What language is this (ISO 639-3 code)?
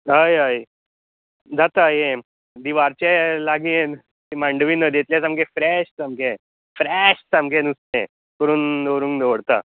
kok